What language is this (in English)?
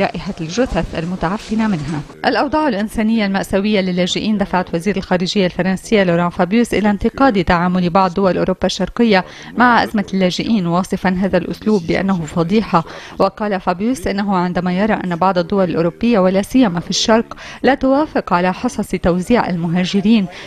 Arabic